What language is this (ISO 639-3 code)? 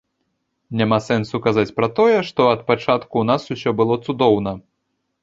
bel